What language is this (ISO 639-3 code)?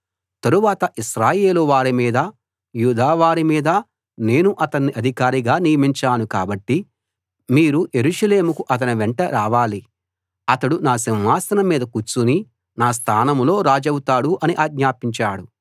tel